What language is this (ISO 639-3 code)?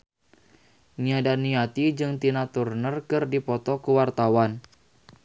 sun